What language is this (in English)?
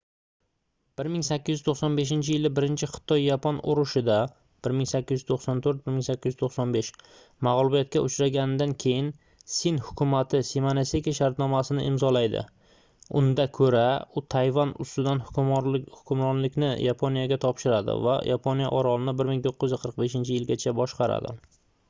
Uzbek